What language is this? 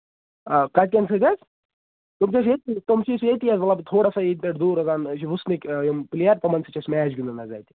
Kashmiri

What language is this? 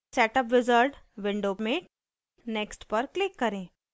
Hindi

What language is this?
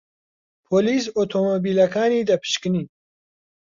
Central Kurdish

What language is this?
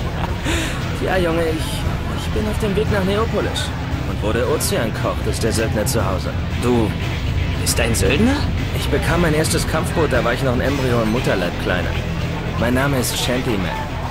German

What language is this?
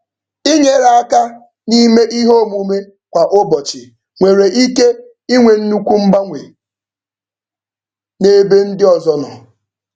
Igbo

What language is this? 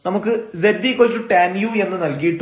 Malayalam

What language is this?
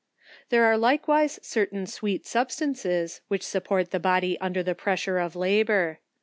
English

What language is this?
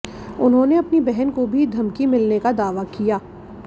Hindi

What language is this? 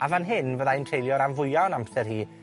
Welsh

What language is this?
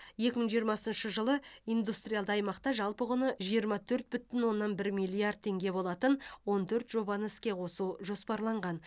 Kazakh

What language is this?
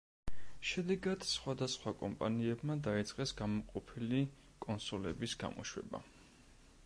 Georgian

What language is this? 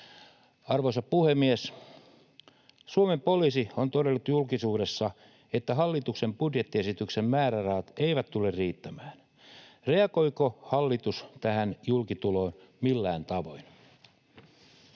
Finnish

